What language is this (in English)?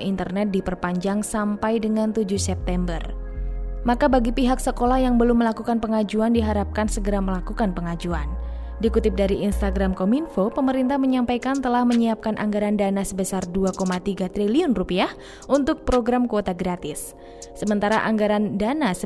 Indonesian